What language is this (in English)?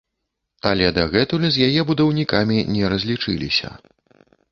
Belarusian